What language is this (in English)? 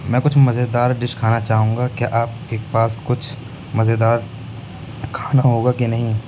Urdu